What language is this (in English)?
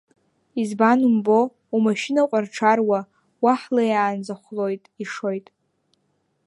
Abkhazian